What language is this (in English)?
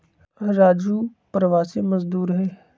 Magahi